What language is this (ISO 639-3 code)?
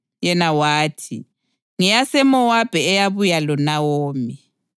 nde